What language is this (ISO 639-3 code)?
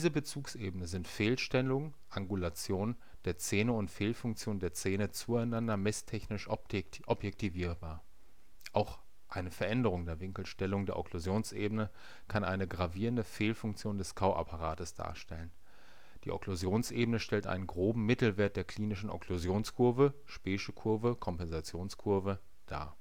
deu